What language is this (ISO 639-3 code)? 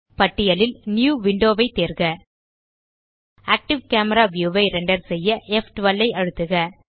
tam